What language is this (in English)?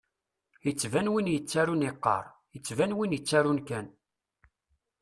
Kabyle